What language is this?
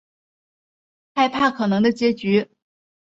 Chinese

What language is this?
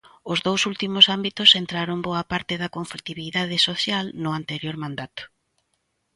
Galician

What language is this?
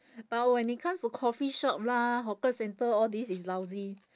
English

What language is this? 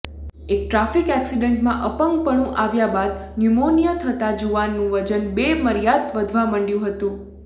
Gujarati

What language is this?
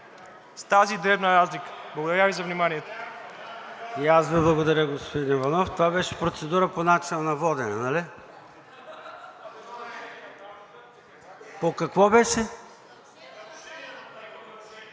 Bulgarian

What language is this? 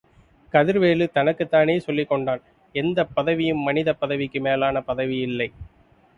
Tamil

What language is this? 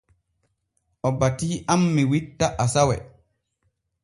Borgu Fulfulde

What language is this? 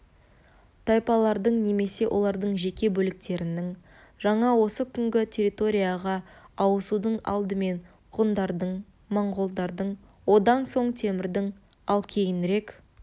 Kazakh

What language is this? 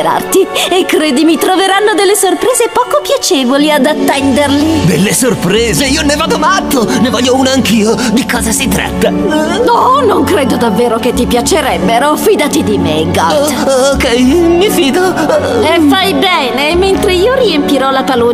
Italian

